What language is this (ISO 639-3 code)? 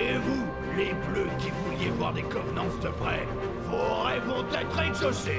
fra